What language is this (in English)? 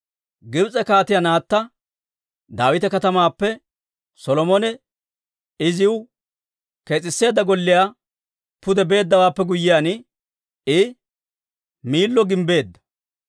Dawro